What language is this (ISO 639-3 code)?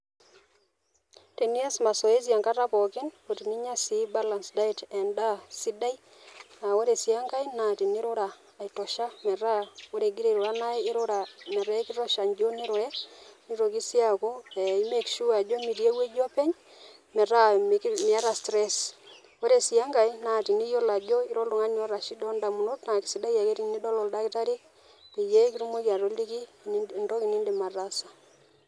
mas